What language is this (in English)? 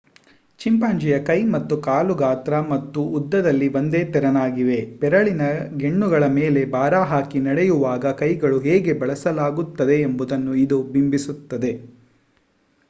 Kannada